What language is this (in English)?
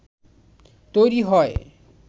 Bangla